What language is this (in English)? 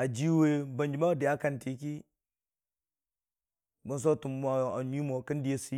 Dijim-Bwilim